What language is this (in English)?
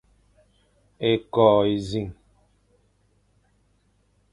Fang